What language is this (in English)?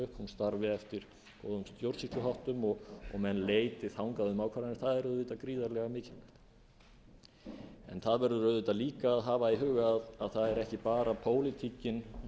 Icelandic